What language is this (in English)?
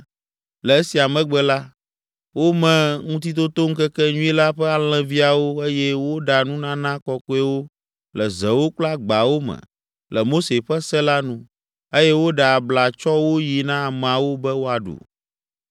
Ewe